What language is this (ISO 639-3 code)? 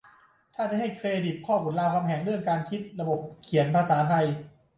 tha